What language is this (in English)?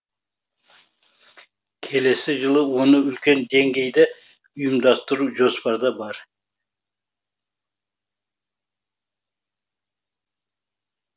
Kazakh